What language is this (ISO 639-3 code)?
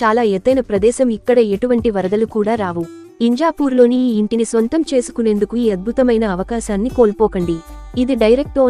tel